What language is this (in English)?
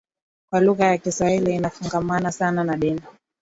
Swahili